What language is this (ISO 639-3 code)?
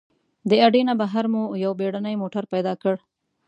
pus